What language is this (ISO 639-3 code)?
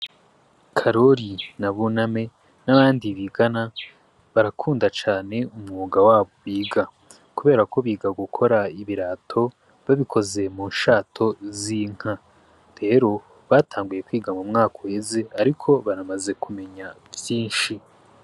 run